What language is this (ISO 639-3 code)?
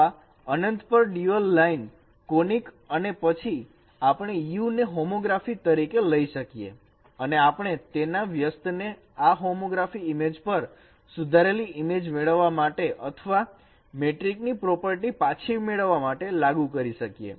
guj